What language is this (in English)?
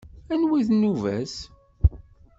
Kabyle